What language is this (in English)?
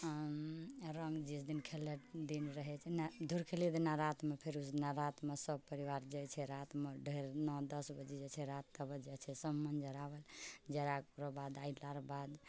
Maithili